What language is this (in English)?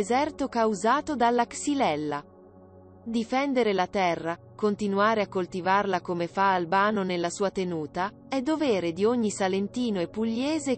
Italian